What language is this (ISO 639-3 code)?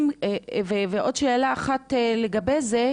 heb